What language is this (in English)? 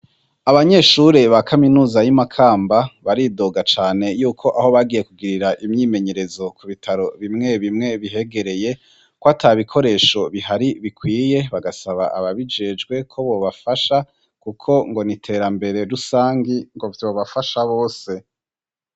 Rundi